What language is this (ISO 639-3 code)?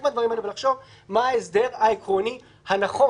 heb